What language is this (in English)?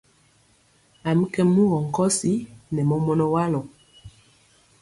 Mpiemo